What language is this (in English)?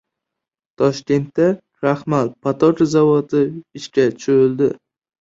Uzbek